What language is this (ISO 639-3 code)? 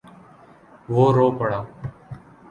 urd